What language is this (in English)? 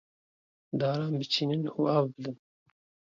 Kurdish